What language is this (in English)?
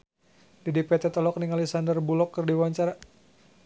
Sundanese